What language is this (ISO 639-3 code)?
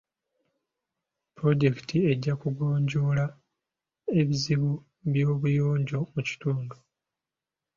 lug